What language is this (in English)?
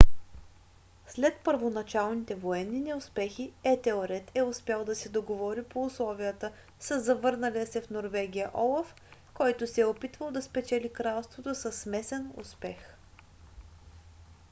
Bulgarian